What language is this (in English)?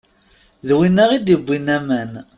Kabyle